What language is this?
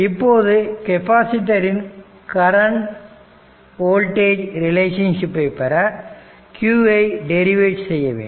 Tamil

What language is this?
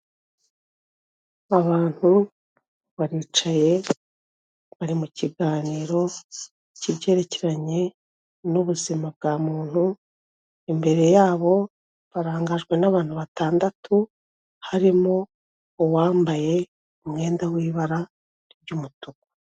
Kinyarwanda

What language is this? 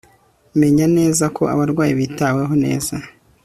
Kinyarwanda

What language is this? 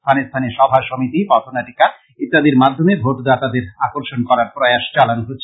Bangla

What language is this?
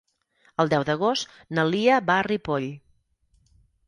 Catalan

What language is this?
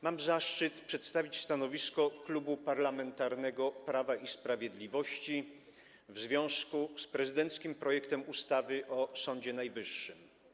Polish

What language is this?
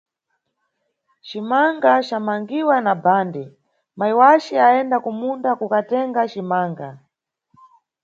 Nyungwe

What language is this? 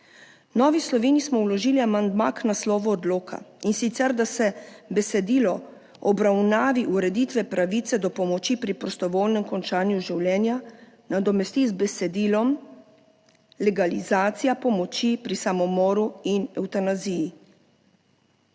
Slovenian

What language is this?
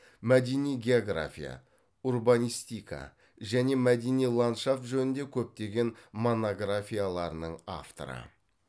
Kazakh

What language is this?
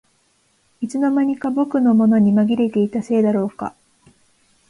Japanese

